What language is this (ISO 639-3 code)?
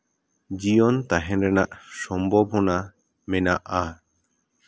sat